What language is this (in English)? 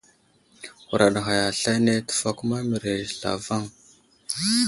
Wuzlam